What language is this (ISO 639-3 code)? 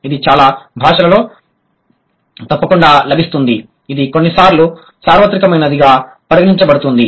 tel